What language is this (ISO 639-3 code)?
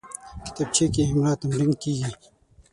pus